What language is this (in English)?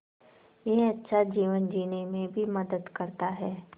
Hindi